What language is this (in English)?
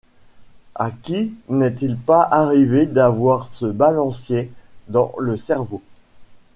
French